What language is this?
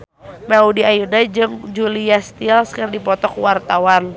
Sundanese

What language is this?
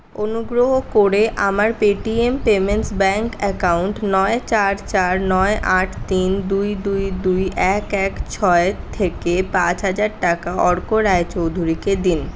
Bangla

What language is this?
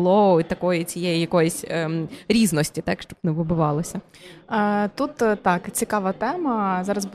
Ukrainian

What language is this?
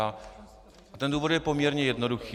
Czech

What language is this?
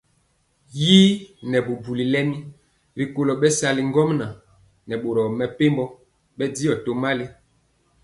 Mpiemo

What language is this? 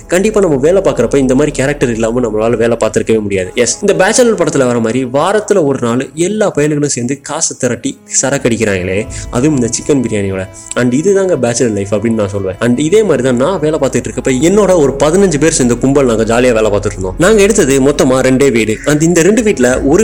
Tamil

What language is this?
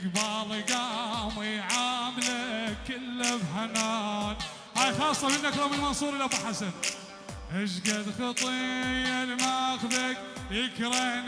Arabic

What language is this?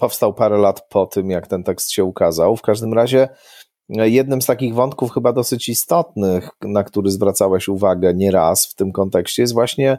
Polish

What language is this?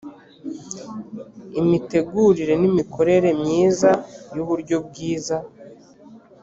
Kinyarwanda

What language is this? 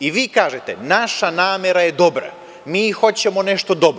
Serbian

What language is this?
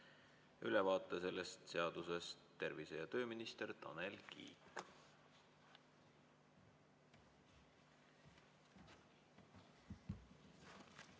Estonian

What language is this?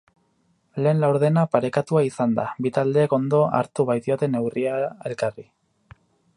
Basque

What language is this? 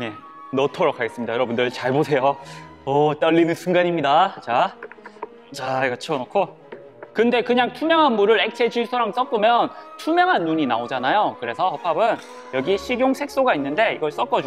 Korean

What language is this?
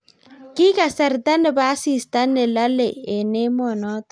Kalenjin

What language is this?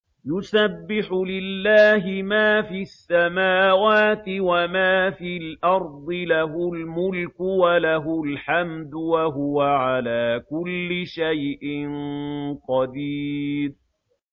Arabic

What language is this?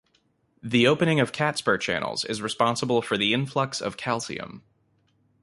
English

